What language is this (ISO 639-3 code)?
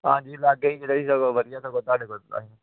pan